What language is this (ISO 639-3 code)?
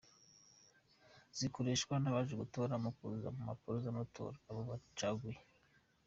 kin